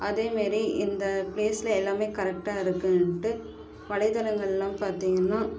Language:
Tamil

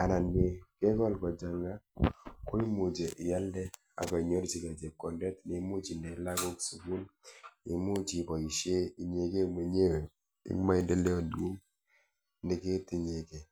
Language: Kalenjin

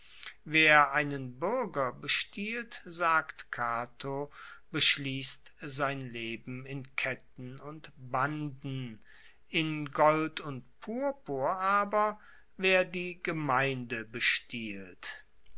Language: German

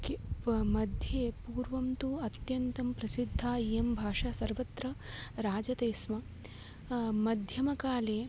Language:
Sanskrit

